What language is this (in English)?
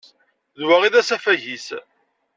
Kabyle